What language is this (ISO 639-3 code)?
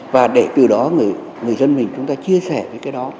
vie